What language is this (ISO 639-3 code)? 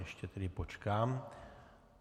ces